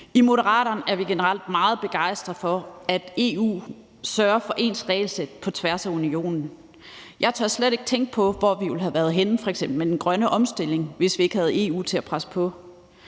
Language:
Danish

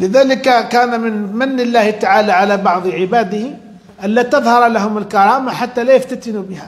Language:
Arabic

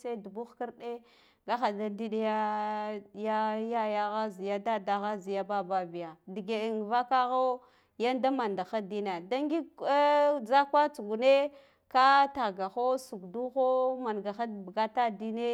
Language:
Guduf-Gava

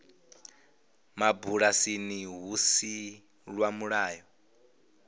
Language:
Venda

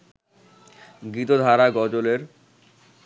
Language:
Bangla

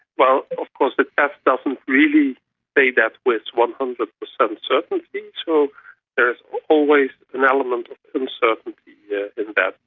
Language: English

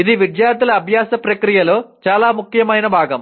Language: Telugu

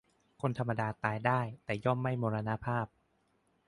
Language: Thai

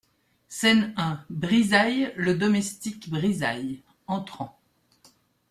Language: French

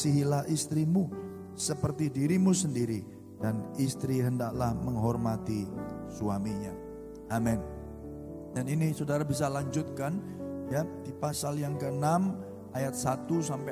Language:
Indonesian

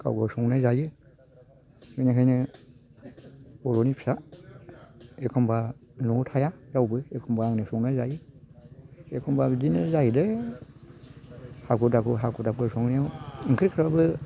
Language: Bodo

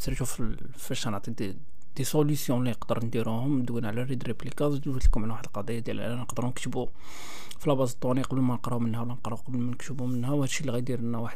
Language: Arabic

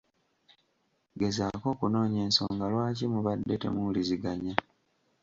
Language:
Ganda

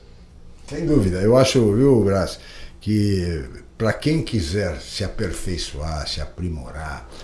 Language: Portuguese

